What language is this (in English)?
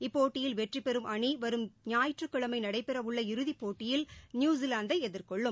Tamil